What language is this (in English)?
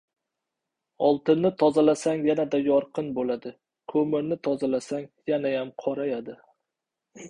Uzbek